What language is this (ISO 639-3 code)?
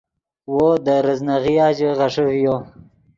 ydg